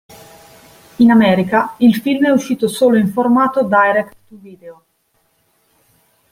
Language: Italian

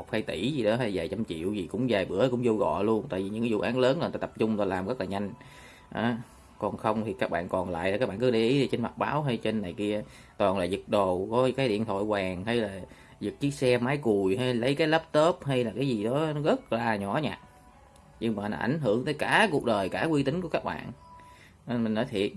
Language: Vietnamese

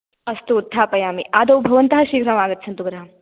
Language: Sanskrit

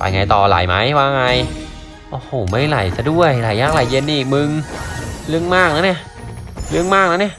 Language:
Thai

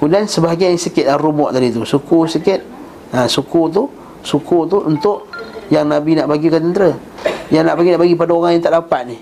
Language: Malay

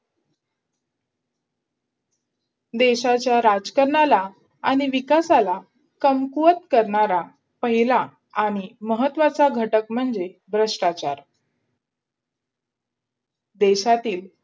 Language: Marathi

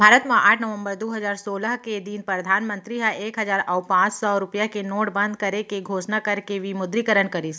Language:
Chhattisgarhi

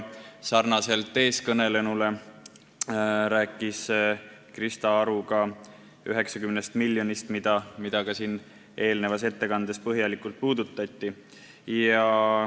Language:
Estonian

